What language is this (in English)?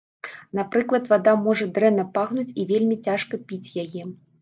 Belarusian